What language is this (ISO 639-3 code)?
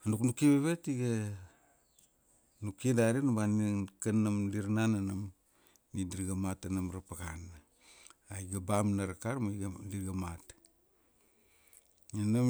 ksd